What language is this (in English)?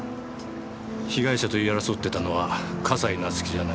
Japanese